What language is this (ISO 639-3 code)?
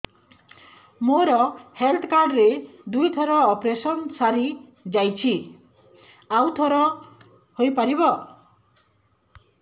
ori